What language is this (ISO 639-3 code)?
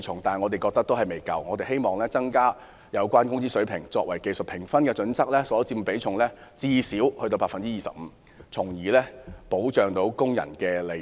yue